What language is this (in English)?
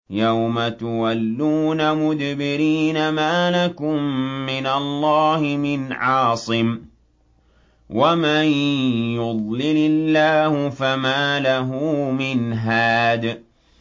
Arabic